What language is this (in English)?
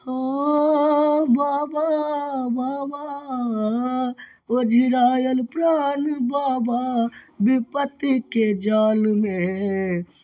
Maithili